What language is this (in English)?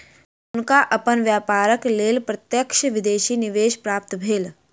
Maithili